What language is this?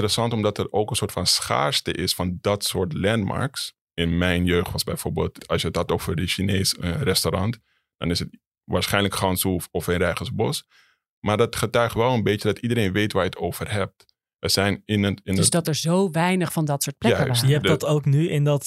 Dutch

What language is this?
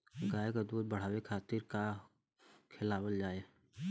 Bhojpuri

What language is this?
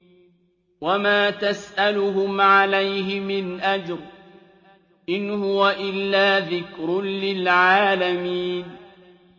Arabic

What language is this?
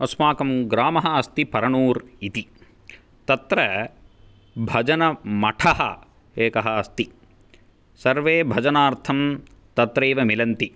Sanskrit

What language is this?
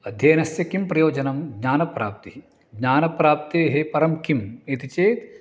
Sanskrit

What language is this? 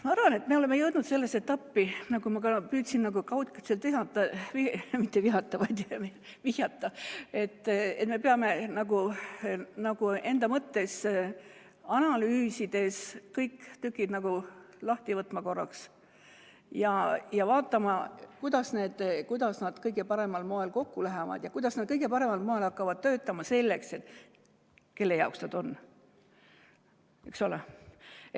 Estonian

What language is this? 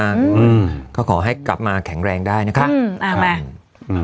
Thai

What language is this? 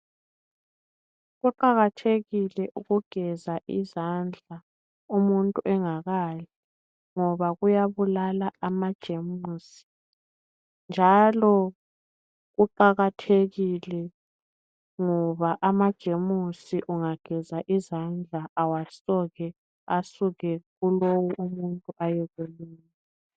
North Ndebele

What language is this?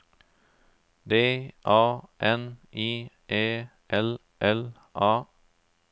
Norwegian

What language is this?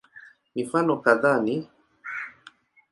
Swahili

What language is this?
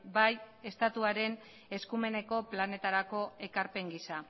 Basque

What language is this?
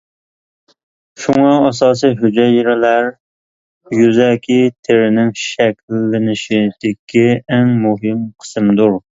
Uyghur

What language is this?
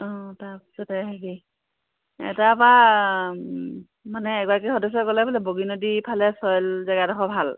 Assamese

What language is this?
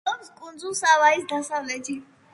Georgian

